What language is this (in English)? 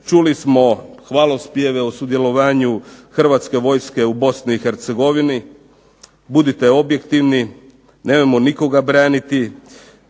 Croatian